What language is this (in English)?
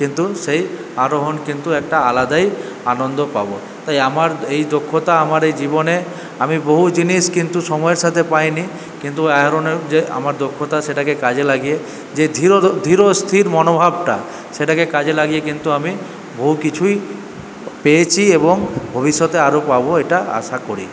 Bangla